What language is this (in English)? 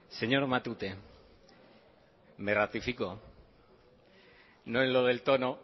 Spanish